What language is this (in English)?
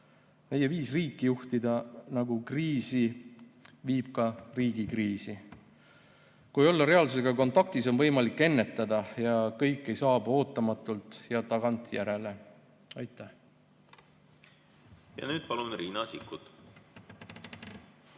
Estonian